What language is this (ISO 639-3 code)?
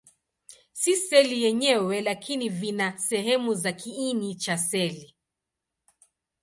swa